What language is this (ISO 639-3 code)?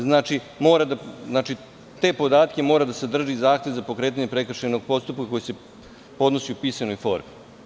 srp